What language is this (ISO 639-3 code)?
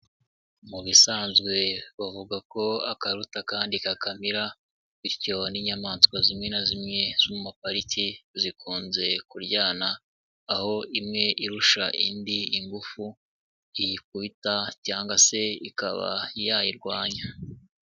kin